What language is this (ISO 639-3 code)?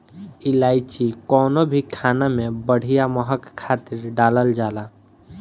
bho